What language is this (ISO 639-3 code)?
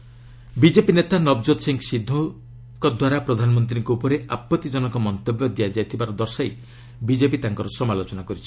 ori